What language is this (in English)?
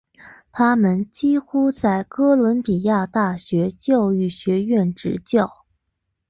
Chinese